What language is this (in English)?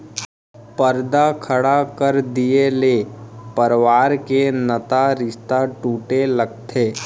Chhattisgarhi